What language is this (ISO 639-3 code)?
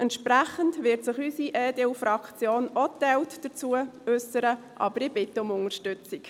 gsw